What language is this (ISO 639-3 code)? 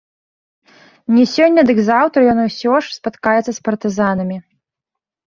bel